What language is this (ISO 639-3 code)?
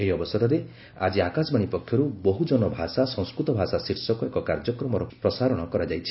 ori